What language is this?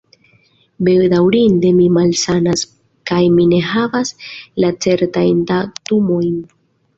Esperanto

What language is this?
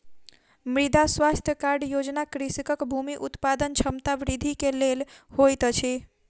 Maithili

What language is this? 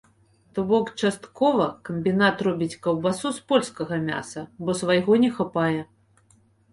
Belarusian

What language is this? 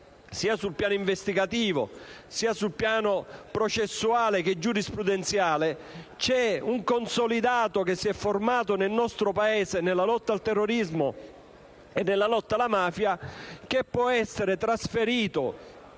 Italian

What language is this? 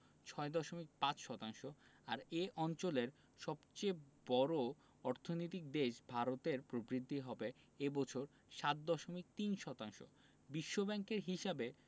Bangla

